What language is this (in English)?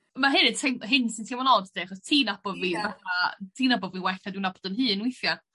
Welsh